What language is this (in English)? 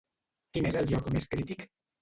Catalan